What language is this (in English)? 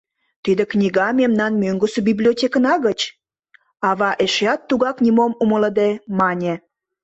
Mari